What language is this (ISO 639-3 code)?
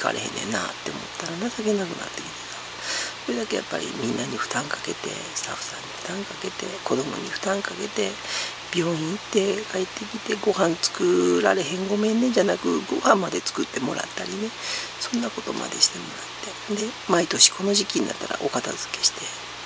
jpn